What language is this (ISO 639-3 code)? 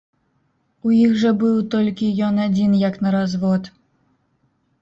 bel